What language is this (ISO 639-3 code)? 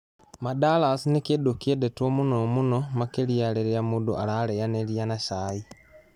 kik